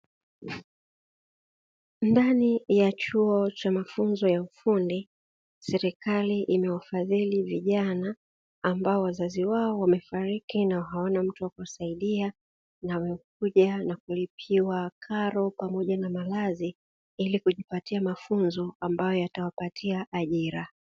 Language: Swahili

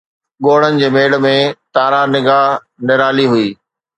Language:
Sindhi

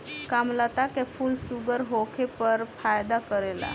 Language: Bhojpuri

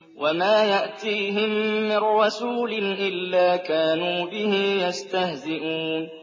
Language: Arabic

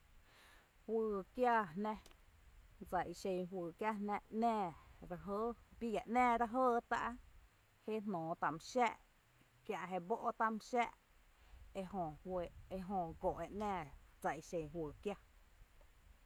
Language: Tepinapa Chinantec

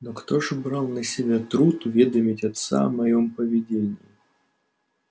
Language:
Russian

